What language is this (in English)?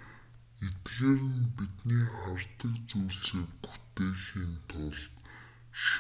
Mongolian